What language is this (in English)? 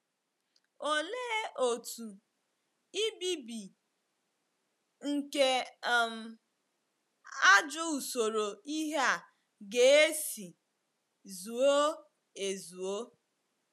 Igbo